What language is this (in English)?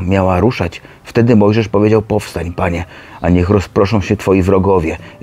Polish